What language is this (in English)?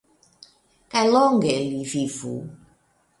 Esperanto